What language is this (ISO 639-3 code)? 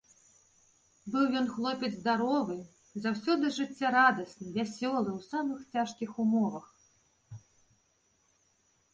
bel